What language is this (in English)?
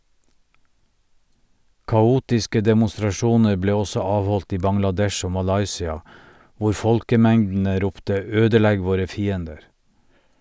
Norwegian